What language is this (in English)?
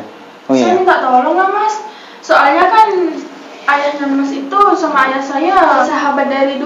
Indonesian